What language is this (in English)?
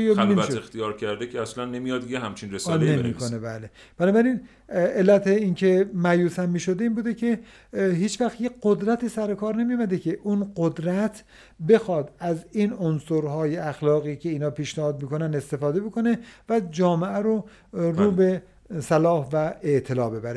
Persian